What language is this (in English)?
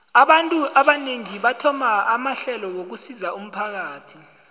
South Ndebele